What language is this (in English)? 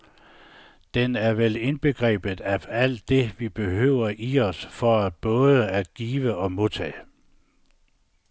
Danish